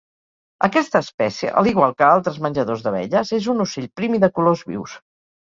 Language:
Catalan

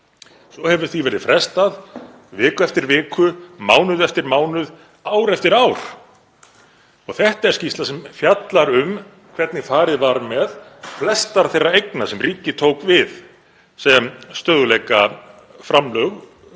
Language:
Icelandic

